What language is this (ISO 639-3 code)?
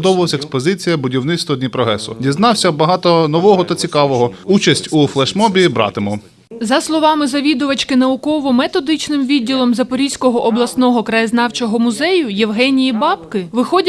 ukr